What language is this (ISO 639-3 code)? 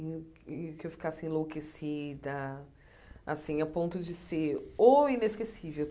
por